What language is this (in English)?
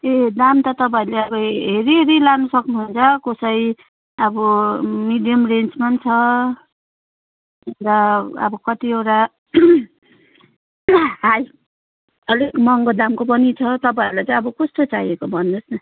Nepali